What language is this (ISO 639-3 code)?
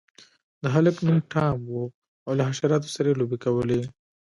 pus